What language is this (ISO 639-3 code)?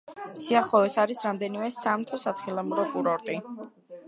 kat